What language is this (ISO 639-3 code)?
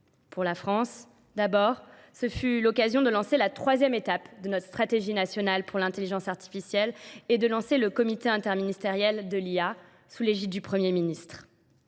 fra